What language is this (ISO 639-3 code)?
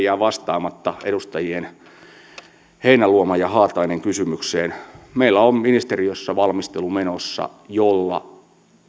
fin